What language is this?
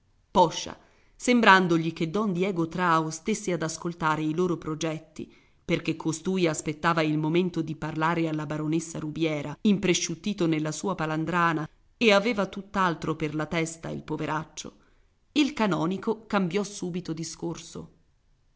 Italian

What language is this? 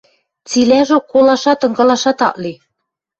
Western Mari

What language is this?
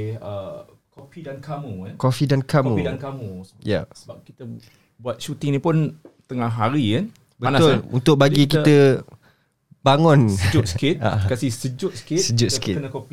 Malay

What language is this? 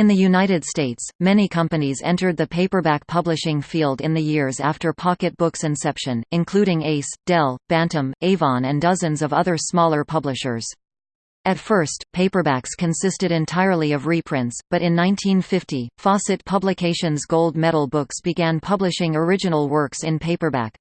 English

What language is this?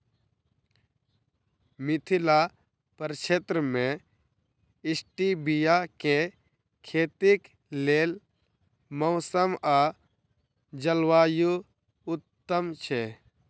Maithili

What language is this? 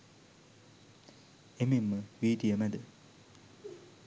Sinhala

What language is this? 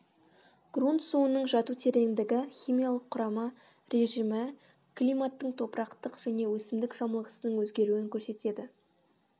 Kazakh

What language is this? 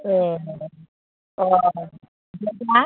Bodo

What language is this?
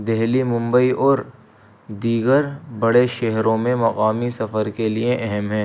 Urdu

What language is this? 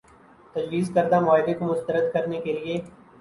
Urdu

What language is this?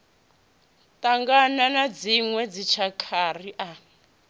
Venda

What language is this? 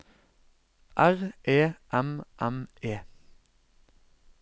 Norwegian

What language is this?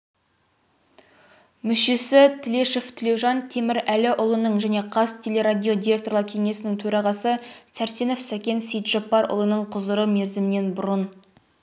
Kazakh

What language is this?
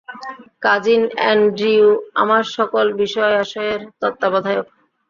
Bangla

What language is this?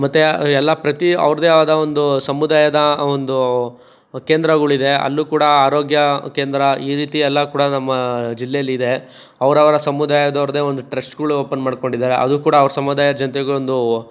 Kannada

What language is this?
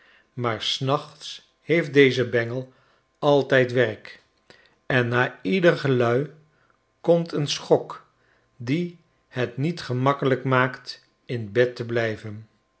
Dutch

